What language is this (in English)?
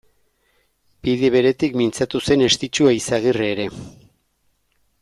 Basque